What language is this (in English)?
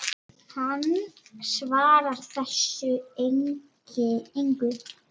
Icelandic